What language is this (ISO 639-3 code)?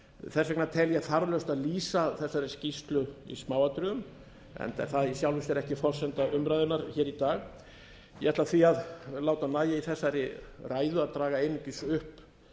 isl